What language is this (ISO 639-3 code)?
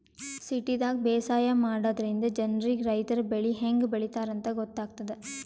kan